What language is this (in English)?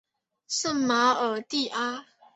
Chinese